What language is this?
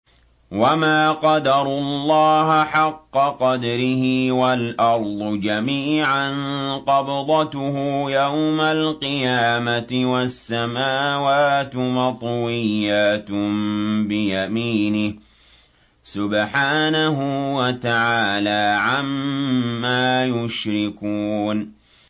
Arabic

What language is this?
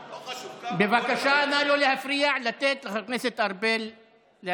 Hebrew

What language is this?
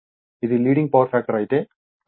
Telugu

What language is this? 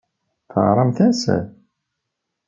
Kabyle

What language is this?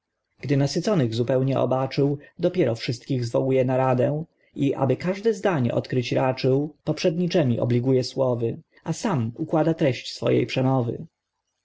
Polish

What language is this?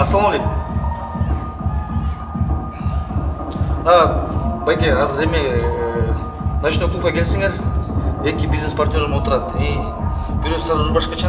Russian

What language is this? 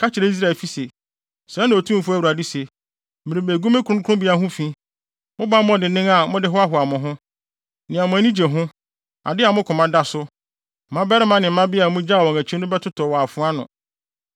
Akan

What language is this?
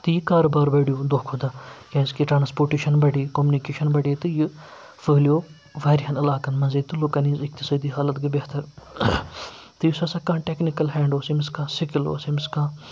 Kashmiri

